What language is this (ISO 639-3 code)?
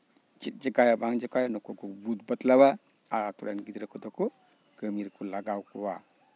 sat